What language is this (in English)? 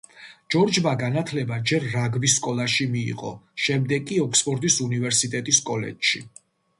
Georgian